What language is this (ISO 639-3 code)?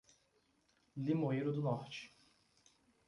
por